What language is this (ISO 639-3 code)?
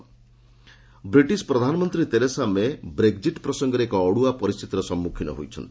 ori